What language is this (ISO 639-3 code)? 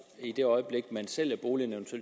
dan